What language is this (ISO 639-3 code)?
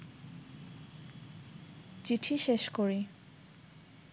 ben